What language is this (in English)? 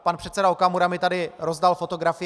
Czech